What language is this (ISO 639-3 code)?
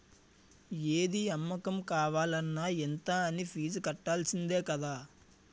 tel